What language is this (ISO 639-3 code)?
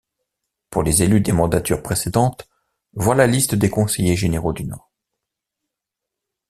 fra